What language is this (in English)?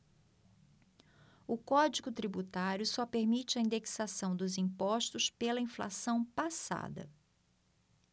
Portuguese